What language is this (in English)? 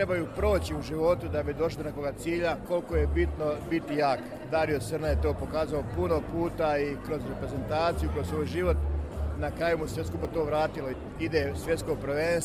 Croatian